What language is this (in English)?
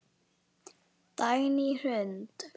Icelandic